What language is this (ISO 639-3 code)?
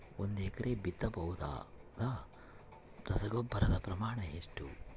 kan